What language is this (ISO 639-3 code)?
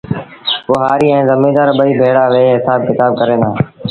sbn